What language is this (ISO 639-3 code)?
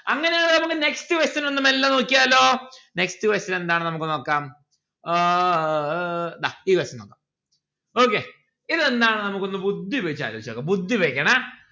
mal